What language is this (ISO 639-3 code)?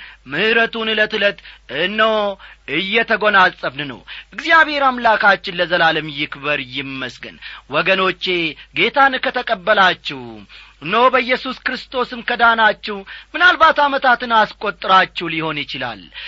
amh